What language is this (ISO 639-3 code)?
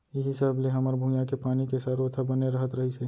hne